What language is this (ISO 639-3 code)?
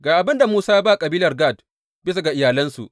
hau